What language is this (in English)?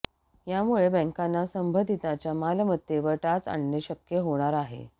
Marathi